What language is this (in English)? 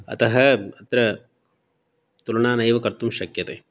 Sanskrit